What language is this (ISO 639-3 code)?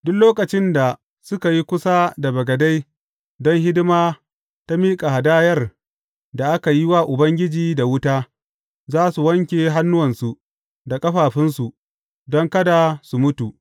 hau